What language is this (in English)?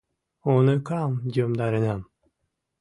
Mari